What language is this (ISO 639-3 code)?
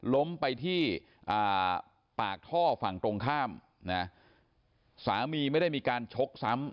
tha